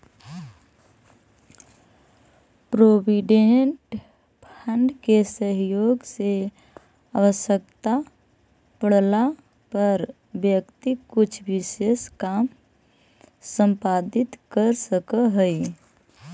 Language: Magahi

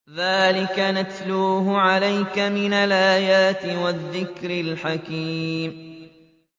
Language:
Arabic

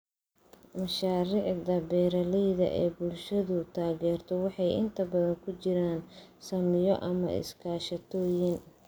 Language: Somali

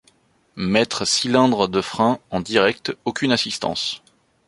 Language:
French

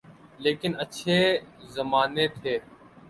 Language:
Urdu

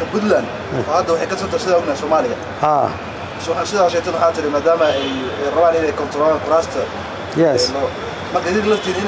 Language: Arabic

